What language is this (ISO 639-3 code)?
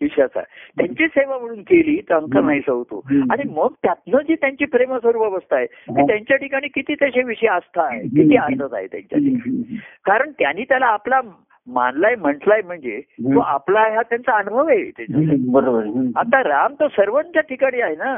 mar